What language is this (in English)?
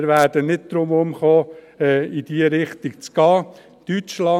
Swiss German